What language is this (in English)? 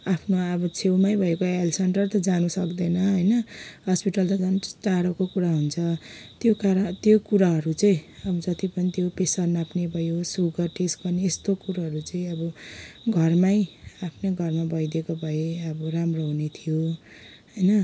Nepali